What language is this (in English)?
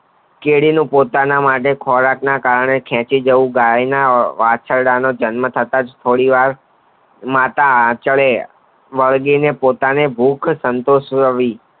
Gujarati